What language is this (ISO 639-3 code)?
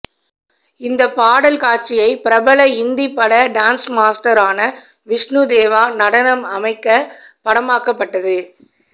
tam